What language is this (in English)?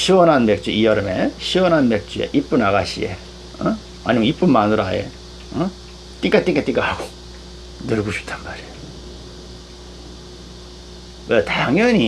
Korean